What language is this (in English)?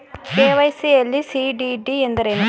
Kannada